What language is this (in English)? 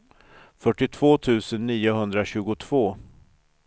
Swedish